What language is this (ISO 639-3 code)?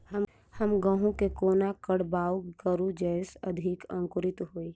mai